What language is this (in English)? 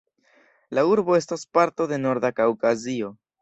Esperanto